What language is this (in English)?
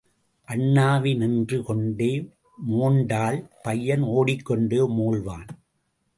Tamil